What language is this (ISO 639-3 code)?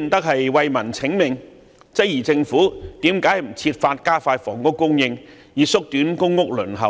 yue